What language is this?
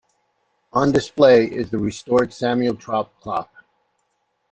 English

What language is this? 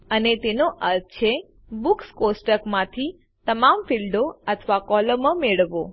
Gujarati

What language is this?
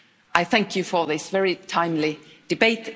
English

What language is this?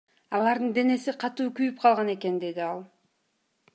Kyrgyz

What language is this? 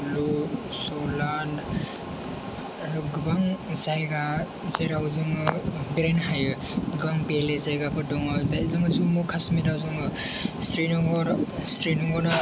Bodo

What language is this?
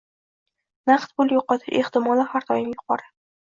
Uzbek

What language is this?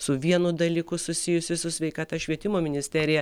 Lithuanian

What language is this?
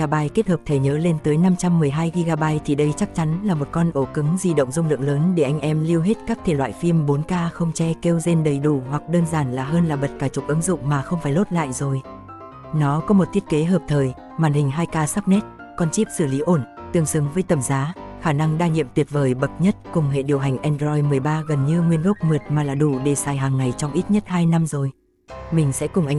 Vietnamese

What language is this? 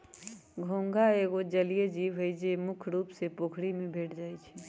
Magahi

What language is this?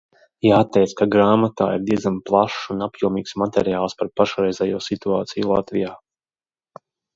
Latvian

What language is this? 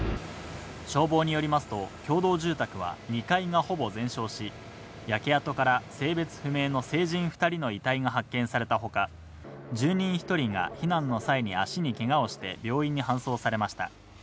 Japanese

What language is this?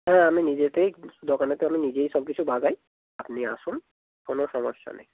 Bangla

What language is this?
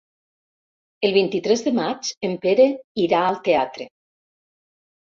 Catalan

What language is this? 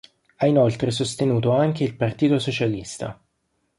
Italian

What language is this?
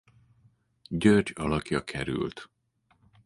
Hungarian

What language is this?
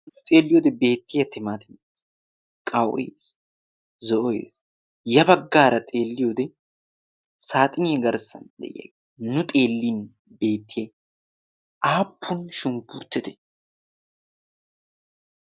Wolaytta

